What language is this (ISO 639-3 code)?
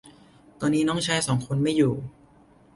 tha